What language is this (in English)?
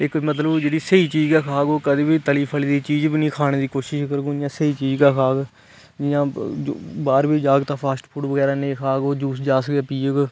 Dogri